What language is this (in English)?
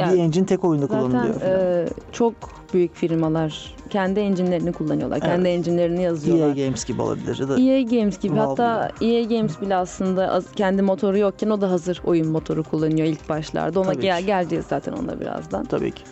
Turkish